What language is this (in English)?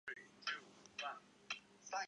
Chinese